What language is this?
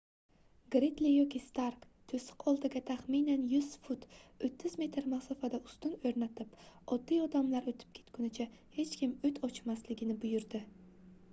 Uzbek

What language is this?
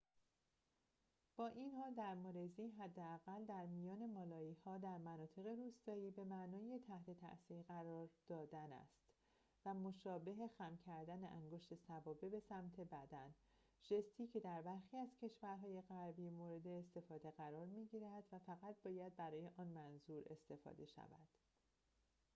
Persian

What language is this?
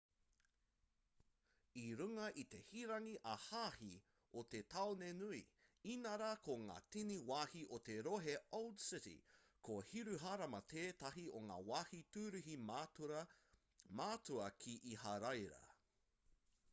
Māori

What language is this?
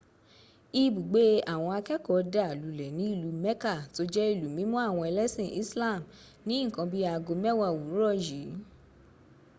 Yoruba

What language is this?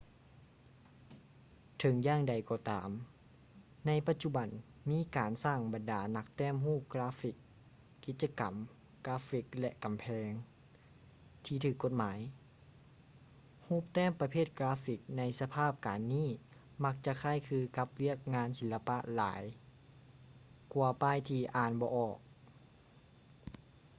Lao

